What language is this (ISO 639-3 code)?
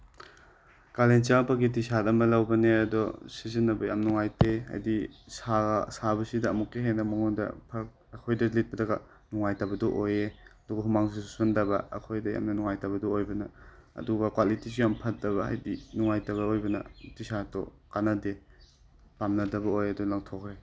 mni